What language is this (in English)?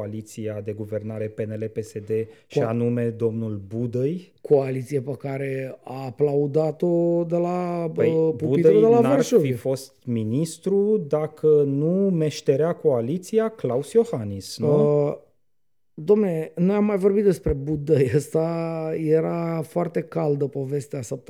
Romanian